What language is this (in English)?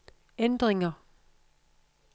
Danish